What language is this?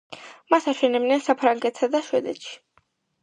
Georgian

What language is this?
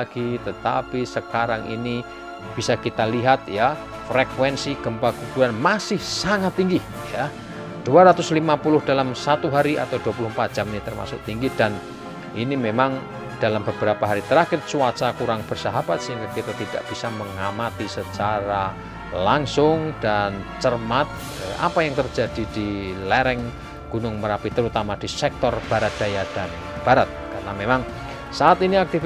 Indonesian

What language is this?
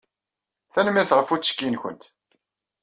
Kabyle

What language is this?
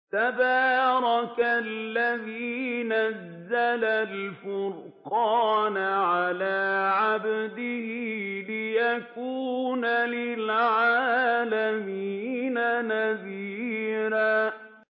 Arabic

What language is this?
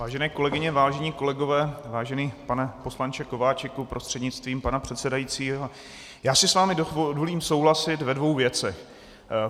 Czech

